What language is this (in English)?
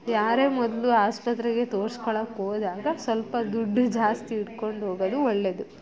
Kannada